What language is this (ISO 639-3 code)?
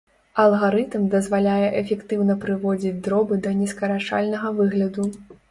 bel